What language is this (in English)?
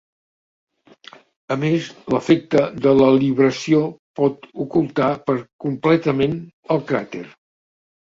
Catalan